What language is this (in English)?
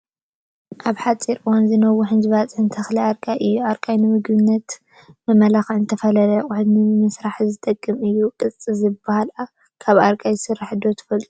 Tigrinya